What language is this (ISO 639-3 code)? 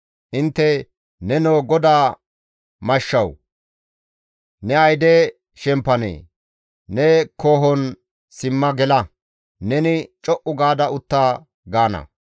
gmv